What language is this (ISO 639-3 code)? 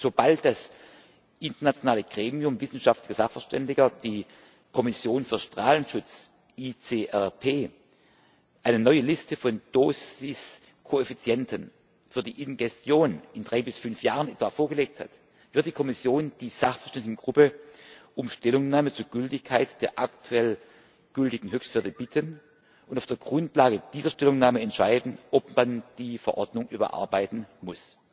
deu